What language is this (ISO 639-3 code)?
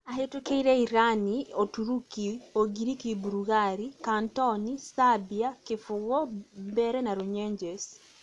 kik